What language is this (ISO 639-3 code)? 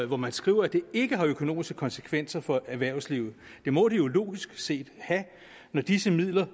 dan